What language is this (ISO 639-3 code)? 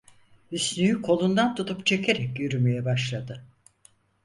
tur